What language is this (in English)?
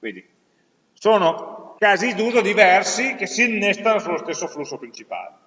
Italian